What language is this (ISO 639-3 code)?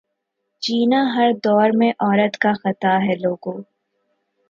urd